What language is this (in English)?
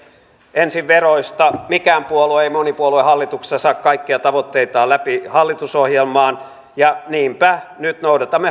Finnish